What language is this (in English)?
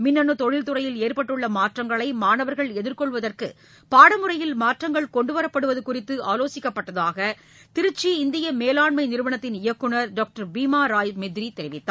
Tamil